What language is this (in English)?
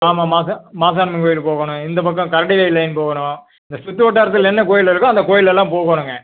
Tamil